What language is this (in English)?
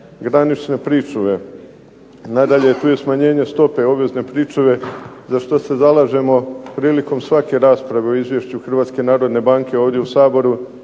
Croatian